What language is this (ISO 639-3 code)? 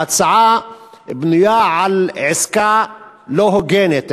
heb